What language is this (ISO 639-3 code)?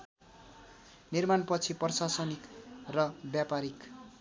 nep